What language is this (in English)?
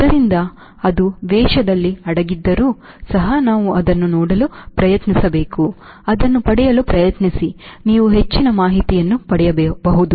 Kannada